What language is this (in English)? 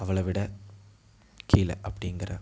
Tamil